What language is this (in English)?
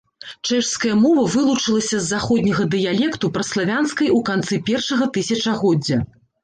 Belarusian